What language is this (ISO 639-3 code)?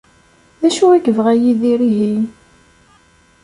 kab